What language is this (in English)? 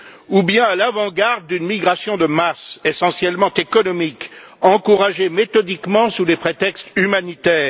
French